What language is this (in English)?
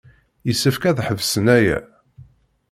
Kabyle